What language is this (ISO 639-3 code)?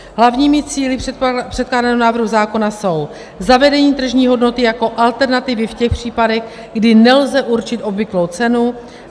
ces